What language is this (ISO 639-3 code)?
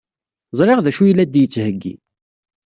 kab